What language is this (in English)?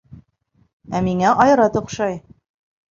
Bashkir